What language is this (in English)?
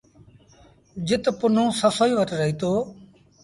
Sindhi Bhil